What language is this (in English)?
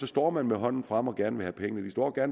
Danish